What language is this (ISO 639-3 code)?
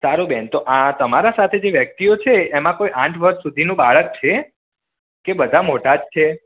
guj